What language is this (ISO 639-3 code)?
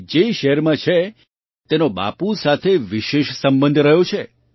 guj